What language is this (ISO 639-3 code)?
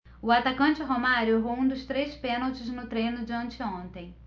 por